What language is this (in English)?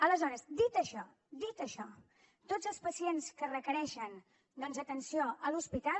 Catalan